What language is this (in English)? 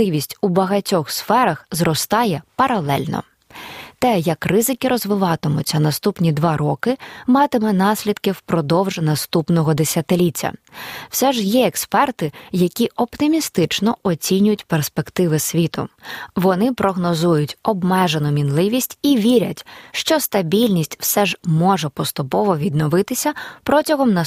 Ukrainian